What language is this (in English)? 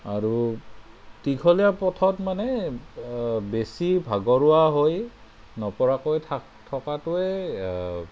Assamese